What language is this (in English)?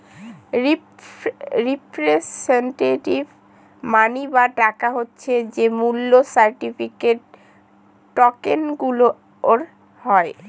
Bangla